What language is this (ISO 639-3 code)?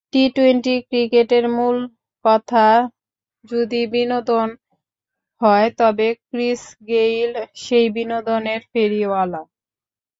ben